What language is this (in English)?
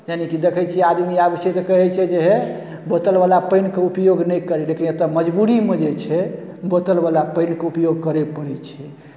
Maithili